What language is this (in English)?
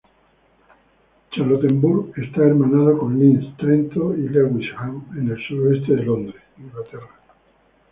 Spanish